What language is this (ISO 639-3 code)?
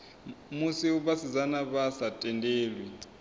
ven